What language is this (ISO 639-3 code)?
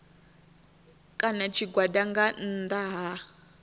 ven